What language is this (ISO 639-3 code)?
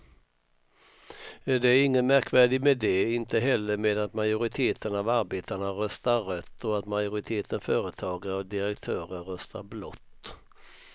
swe